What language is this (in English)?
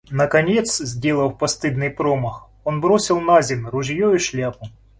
Russian